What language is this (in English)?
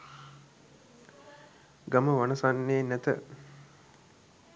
Sinhala